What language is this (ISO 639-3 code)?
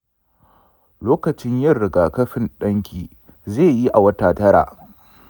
hau